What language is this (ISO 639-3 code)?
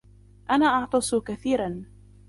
ara